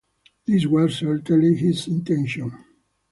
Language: English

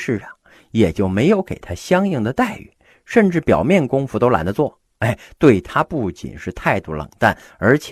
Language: Chinese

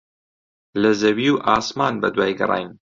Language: Central Kurdish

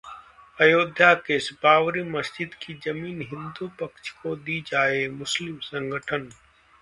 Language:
Hindi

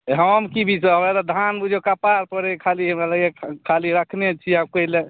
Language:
Maithili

